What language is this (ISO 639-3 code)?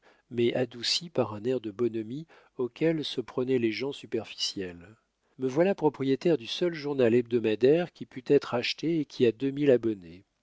fra